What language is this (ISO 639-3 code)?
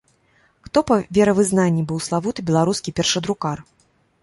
bel